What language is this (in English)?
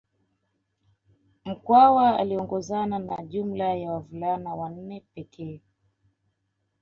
Swahili